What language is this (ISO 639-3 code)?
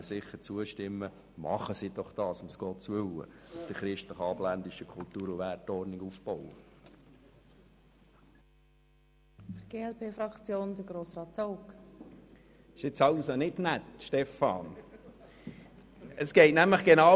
gsw